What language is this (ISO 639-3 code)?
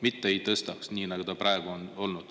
est